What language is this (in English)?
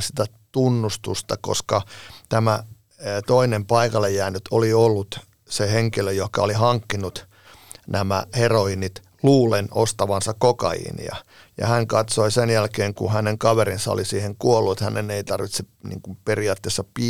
Finnish